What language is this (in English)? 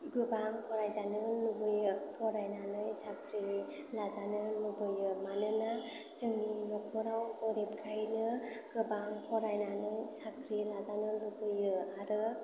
Bodo